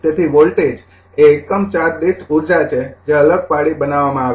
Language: Gujarati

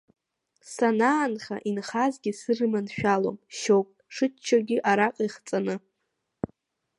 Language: Abkhazian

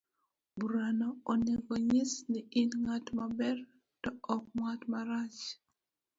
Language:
Luo (Kenya and Tanzania)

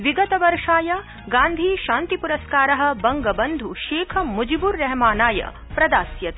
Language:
Sanskrit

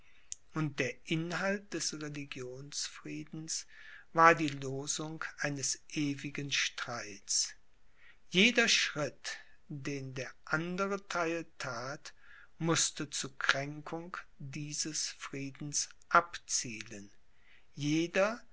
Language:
German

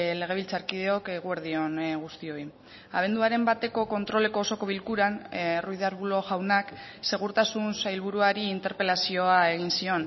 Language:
Basque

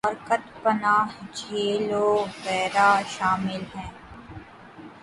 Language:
Urdu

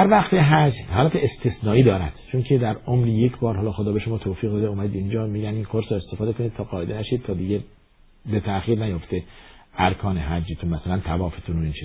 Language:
Persian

